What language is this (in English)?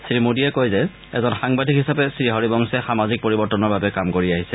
Assamese